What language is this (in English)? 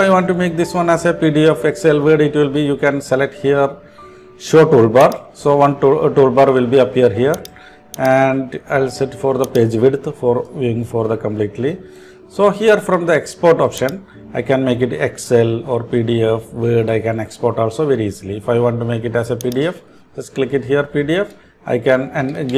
English